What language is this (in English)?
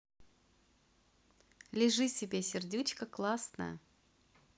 Russian